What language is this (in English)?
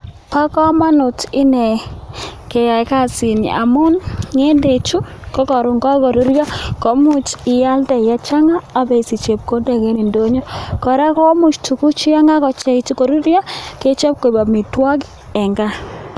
Kalenjin